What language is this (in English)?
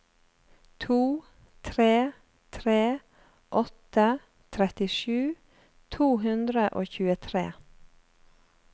Norwegian